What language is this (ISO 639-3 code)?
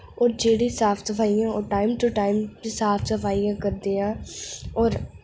doi